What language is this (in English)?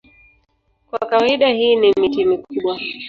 Swahili